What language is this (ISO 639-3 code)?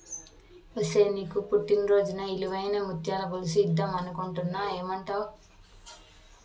tel